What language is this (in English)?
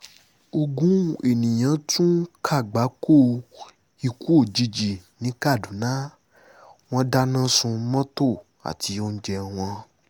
Yoruba